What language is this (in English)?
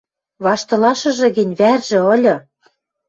Western Mari